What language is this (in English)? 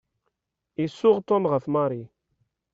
Kabyle